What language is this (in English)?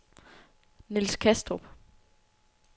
Danish